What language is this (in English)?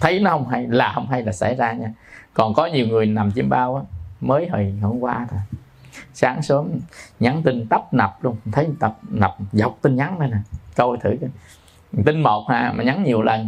Vietnamese